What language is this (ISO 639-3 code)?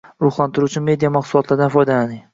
uzb